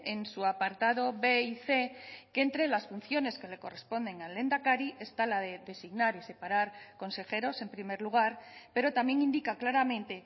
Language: Spanish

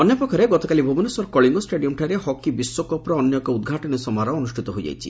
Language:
Odia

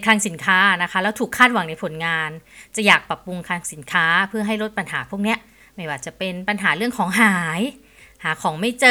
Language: Thai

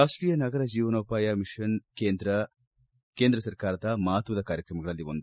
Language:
Kannada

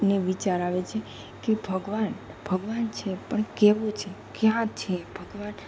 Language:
Gujarati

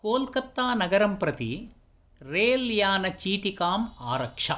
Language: Sanskrit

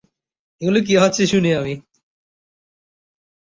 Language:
Bangla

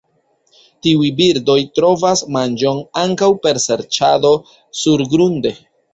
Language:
Esperanto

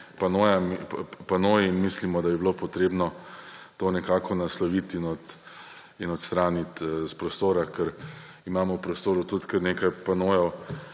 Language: Slovenian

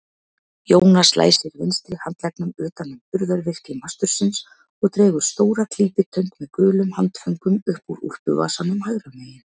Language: Icelandic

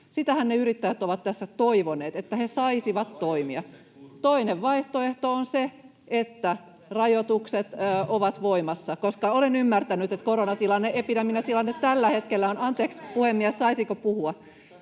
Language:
Finnish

